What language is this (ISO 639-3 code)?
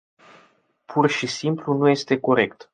ron